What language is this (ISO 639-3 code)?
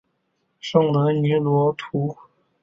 zho